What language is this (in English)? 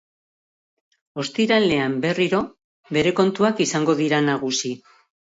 Basque